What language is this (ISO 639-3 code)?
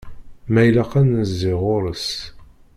kab